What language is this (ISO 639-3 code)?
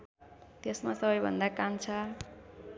nep